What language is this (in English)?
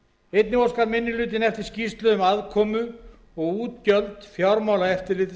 Icelandic